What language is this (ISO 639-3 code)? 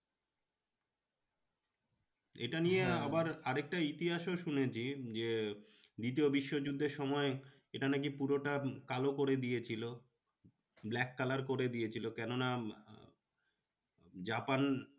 ben